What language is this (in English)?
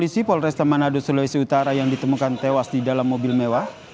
Indonesian